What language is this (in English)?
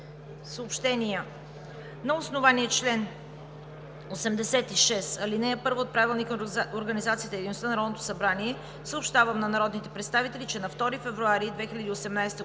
Bulgarian